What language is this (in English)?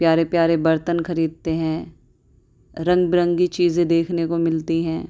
Urdu